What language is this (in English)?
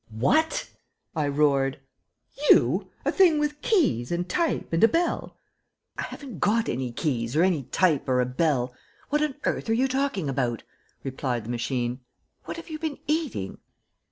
English